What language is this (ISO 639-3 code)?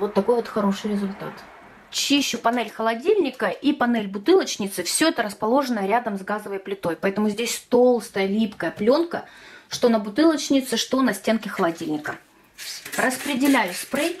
rus